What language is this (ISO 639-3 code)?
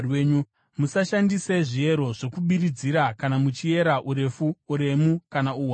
sna